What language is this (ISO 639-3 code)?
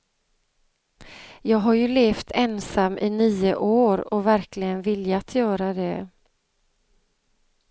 swe